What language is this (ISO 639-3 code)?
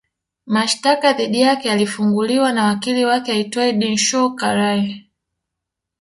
swa